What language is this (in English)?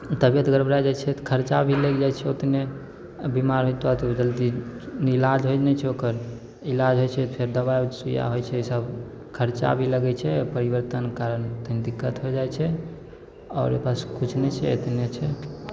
Maithili